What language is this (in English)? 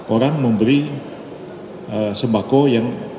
Indonesian